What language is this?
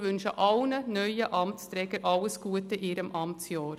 Swiss German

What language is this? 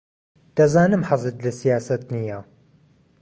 Central Kurdish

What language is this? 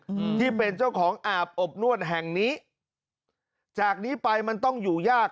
Thai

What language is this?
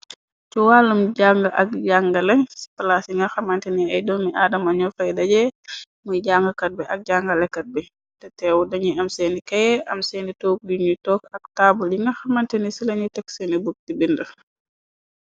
Wolof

